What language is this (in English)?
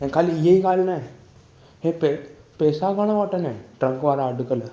Sindhi